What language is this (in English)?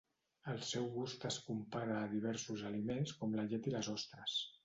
Catalan